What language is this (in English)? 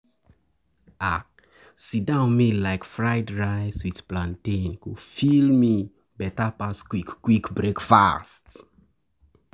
Nigerian Pidgin